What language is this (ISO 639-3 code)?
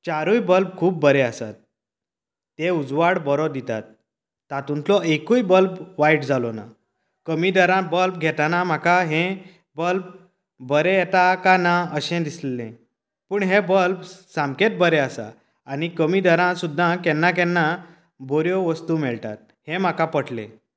kok